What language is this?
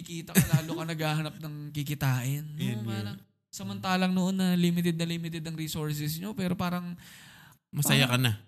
Filipino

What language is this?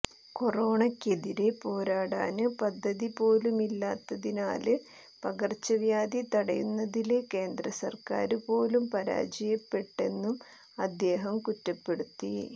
Malayalam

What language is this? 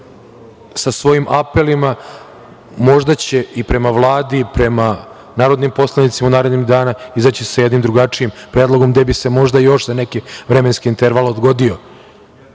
Serbian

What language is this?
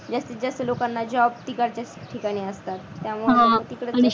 Marathi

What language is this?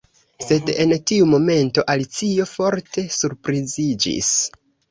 Esperanto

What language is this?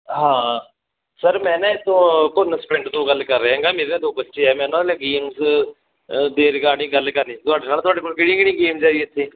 Punjabi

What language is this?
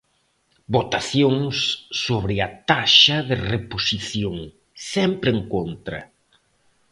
Galician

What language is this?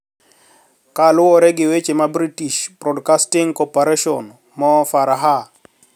Luo (Kenya and Tanzania)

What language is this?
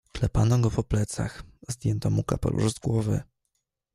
Polish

